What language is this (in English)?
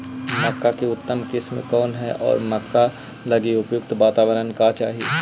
Magahi